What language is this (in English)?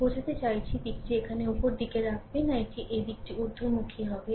Bangla